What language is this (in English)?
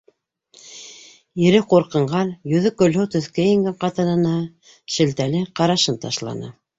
Bashkir